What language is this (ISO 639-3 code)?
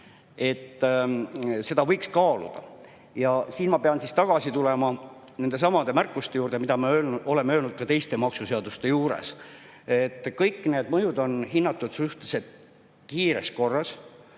est